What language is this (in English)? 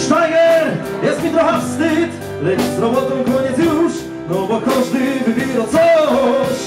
Polish